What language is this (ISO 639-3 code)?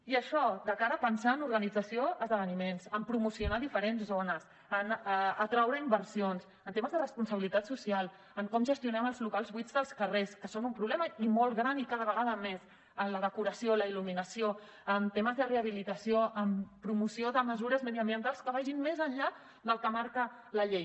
cat